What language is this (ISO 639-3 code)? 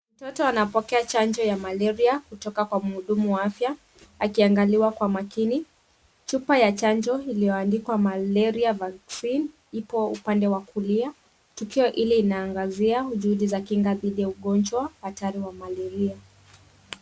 swa